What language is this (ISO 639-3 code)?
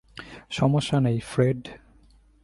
ben